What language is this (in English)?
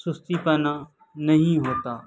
Urdu